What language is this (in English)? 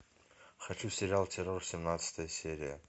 Russian